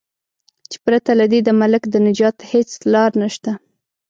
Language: Pashto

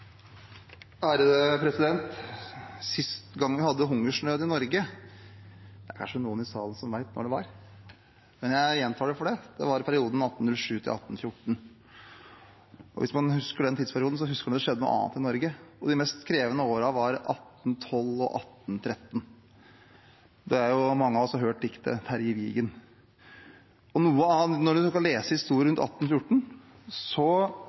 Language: Norwegian Bokmål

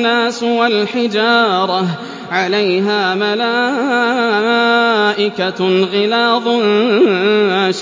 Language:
Arabic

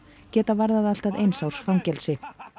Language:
Icelandic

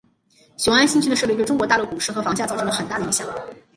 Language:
Chinese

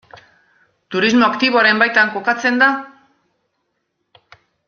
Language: Basque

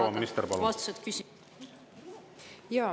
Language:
Estonian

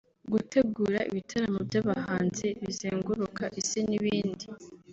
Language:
Kinyarwanda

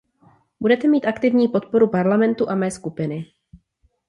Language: Czech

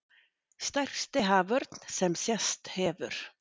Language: Icelandic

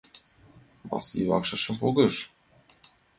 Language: Mari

